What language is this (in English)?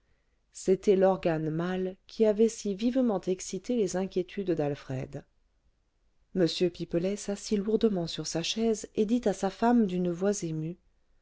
French